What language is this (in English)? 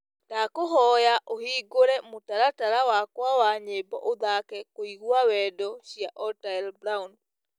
Kikuyu